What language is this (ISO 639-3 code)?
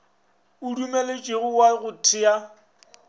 nso